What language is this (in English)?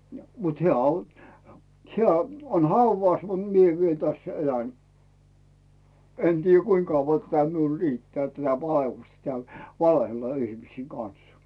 Finnish